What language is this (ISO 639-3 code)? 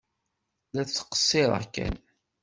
kab